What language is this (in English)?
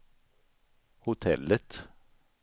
Swedish